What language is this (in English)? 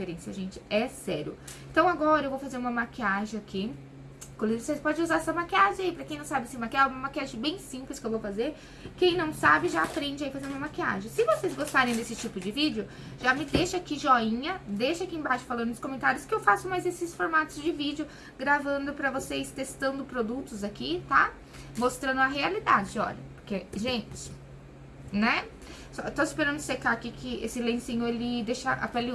Portuguese